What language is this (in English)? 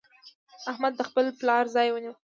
Pashto